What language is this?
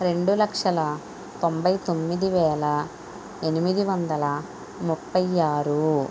Telugu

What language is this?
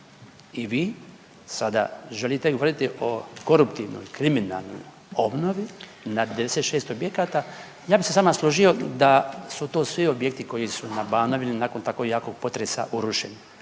Croatian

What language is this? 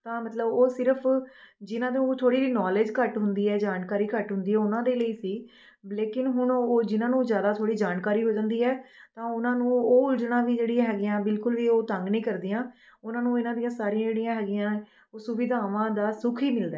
Punjabi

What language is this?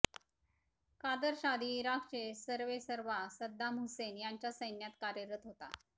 Marathi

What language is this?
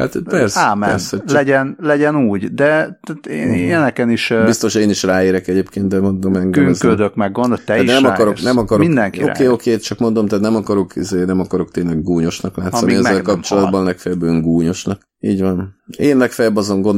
Hungarian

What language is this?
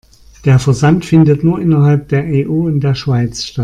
German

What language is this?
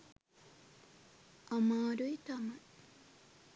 Sinhala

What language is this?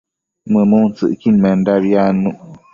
Matsés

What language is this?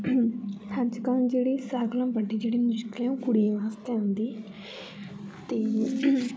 Dogri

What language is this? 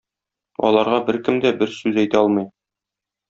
Tatar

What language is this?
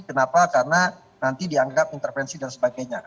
Indonesian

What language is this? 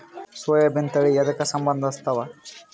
Kannada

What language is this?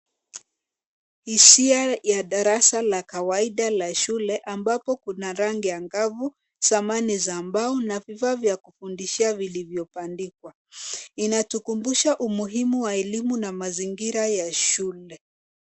Swahili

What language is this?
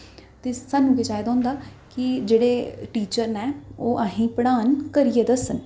Dogri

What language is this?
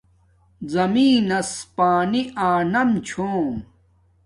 Domaaki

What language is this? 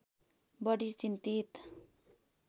Nepali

